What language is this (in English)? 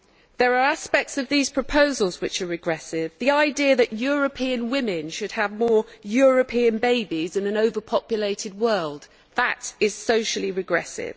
English